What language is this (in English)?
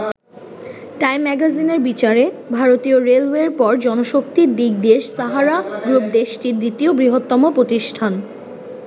Bangla